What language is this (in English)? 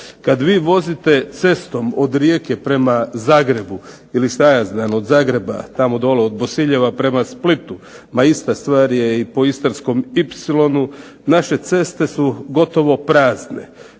Croatian